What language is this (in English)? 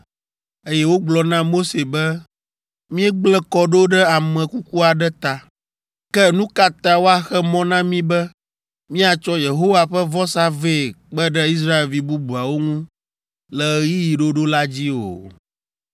Ewe